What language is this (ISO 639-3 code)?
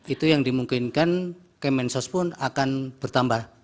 ind